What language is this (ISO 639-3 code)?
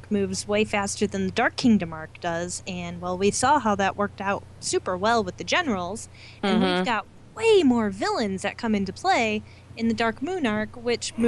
eng